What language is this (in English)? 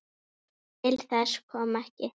Icelandic